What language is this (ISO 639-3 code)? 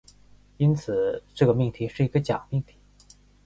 zho